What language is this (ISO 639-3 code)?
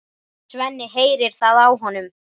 isl